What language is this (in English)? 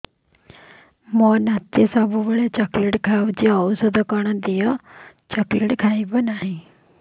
Odia